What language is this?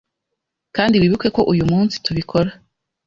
Kinyarwanda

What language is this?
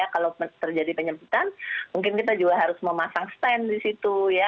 Indonesian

